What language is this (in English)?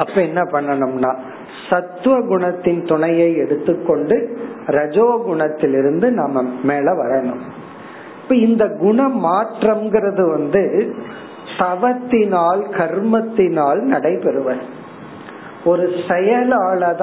Tamil